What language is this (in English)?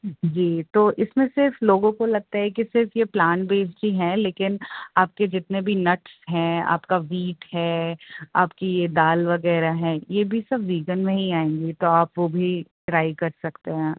Urdu